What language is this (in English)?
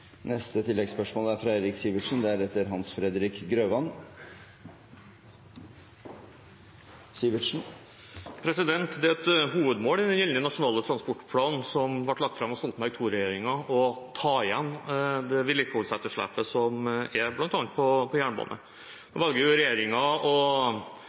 Norwegian